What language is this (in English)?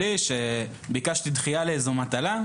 Hebrew